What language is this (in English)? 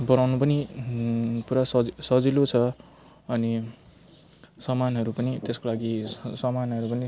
Nepali